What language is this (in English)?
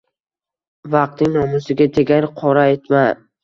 Uzbek